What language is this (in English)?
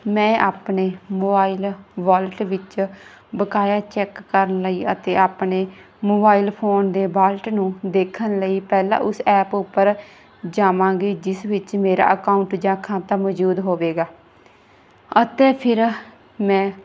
Punjabi